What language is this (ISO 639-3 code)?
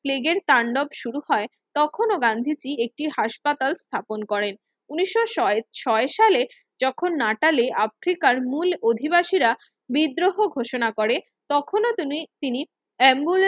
ben